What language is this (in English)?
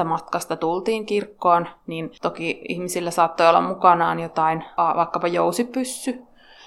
Finnish